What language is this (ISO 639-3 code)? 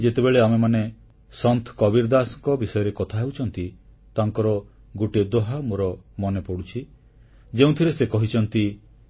ori